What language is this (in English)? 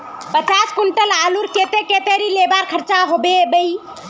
Magahi